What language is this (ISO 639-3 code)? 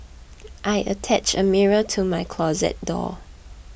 eng